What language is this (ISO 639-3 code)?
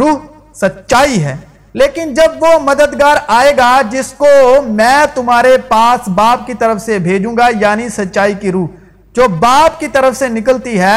urd